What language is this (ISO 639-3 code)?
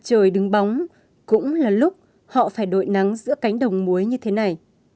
vie